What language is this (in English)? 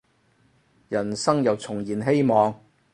Cantonese